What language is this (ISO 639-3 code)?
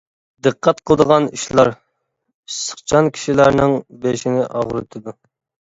uig